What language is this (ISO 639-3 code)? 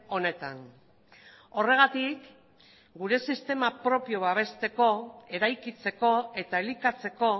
eus